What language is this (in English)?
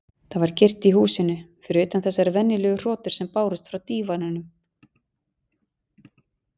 Icelandic